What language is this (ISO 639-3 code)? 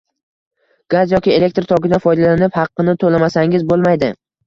uzb